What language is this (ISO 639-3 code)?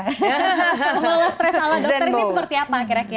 ind